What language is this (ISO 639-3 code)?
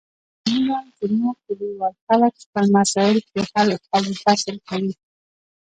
pus